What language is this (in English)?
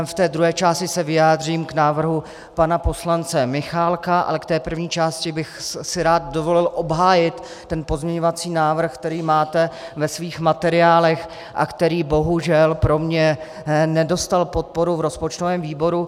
Czech